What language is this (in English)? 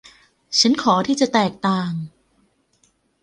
Thai